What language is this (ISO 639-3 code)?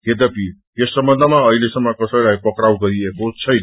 nep